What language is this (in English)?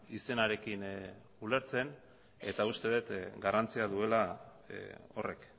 Basque